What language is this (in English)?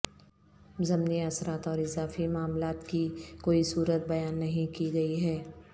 Urdu